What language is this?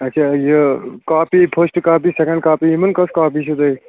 Kashmiri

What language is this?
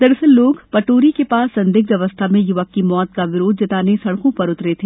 Hindi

